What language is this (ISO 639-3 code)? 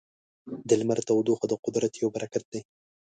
pus